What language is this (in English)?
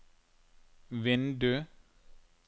Norwegian